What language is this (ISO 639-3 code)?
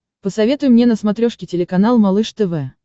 rus